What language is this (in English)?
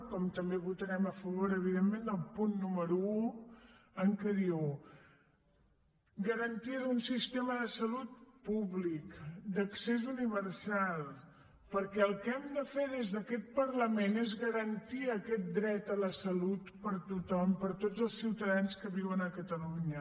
Catalan